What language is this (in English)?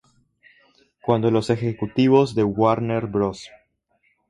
Spanish